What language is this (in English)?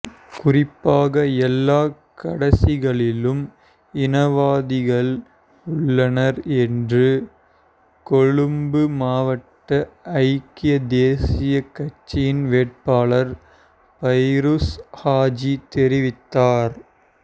Tamil